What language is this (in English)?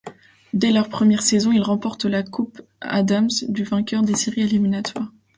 French